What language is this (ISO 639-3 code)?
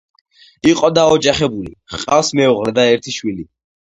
kat